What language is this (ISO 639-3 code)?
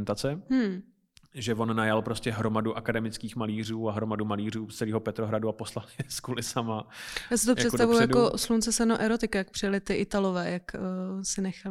ces